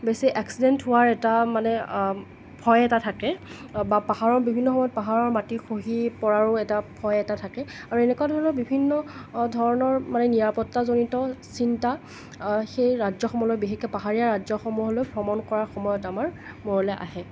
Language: Assamese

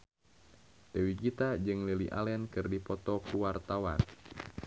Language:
Sundanese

